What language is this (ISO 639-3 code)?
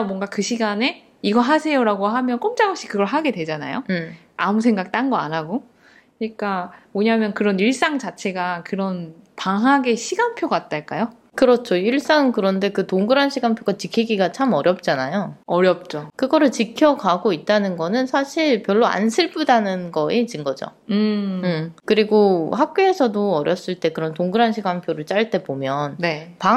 kor